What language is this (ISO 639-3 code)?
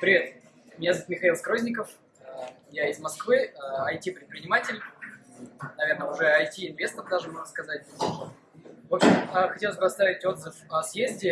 rus